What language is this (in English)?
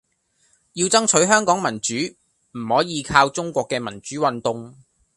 Cantonese